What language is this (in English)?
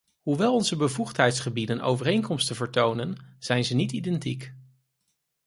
Dutch